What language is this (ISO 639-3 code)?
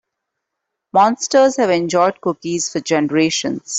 eng